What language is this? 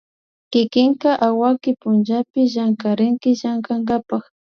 Imbabura Highland Quichua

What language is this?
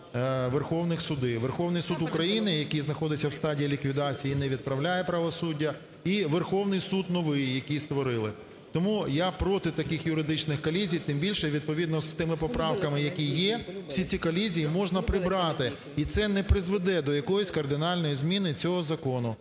Ukrainian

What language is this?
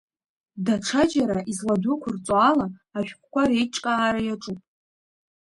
Abkhazian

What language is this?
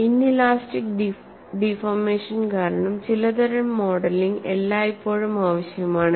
Malayalam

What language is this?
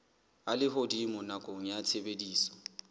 Southern Sotho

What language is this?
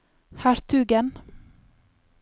Norwegian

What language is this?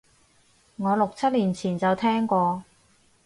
Cantonese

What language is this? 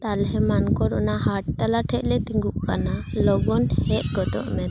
Santali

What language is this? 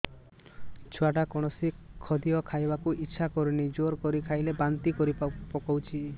Odia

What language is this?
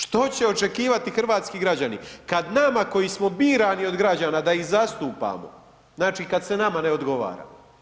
Croatian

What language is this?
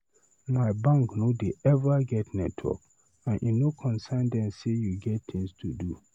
Nigerian Pidgin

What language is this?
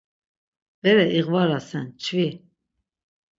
Laz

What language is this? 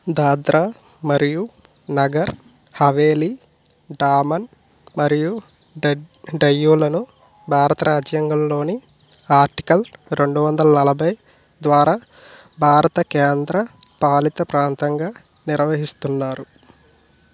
Telugu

